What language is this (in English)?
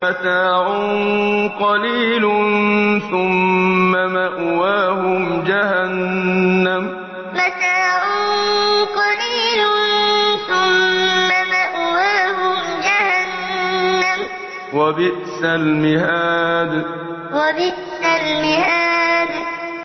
Arabic